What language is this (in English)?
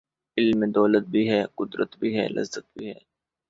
Urdu